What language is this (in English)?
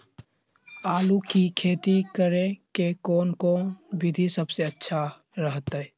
Magahi